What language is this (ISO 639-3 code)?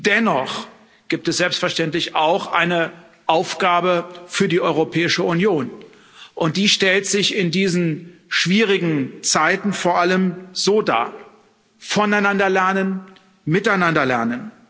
deu